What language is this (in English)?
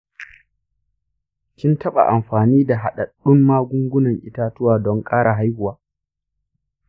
Hausa